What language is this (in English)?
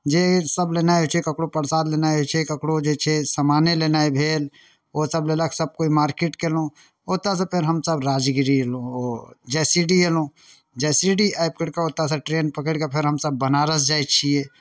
Maithili